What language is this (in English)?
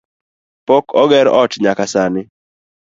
Luo (Kenya and Tanzania)